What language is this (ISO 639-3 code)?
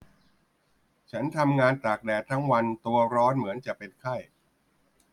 tha